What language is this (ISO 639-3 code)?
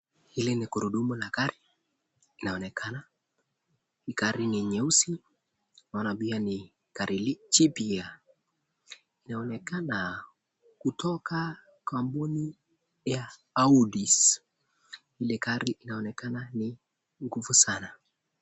swa